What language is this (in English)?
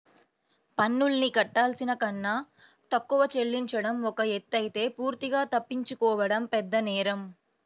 Telugu